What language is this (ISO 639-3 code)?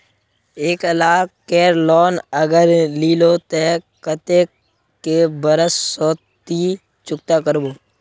mag